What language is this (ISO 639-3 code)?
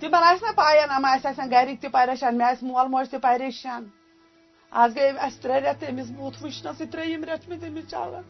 urd